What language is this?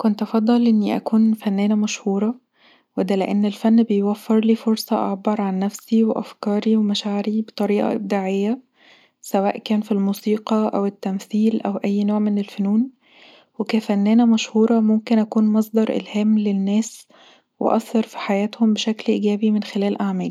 Egyptian Arabic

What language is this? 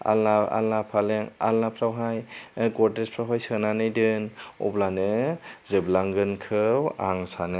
Bodo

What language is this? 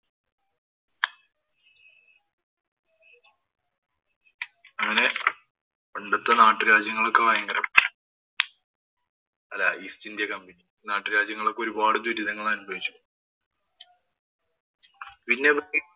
Malayalam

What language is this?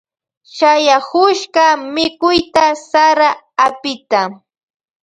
Loja Highland Quichua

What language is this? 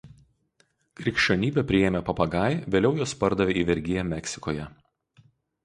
Lithuanian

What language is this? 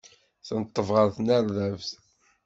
Kabyle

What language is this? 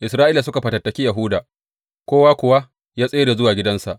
Hausa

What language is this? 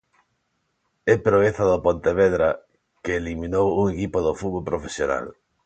Galician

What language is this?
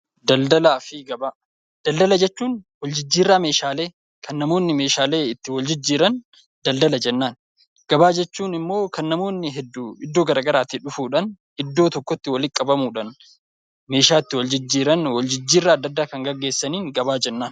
Oromo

